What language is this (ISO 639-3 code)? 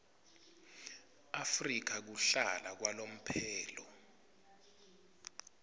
ssw